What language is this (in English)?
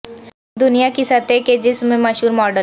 Urdu